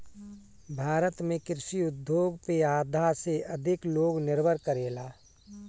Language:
Bhojpuri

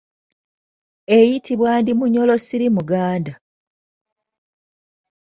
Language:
Ganda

